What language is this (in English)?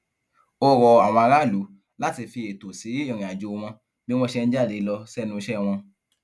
Yoruba